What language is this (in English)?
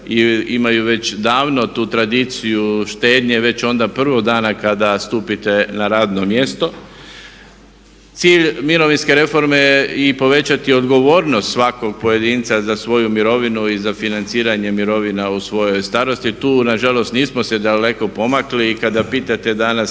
Croatian